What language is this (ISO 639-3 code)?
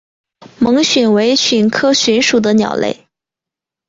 zho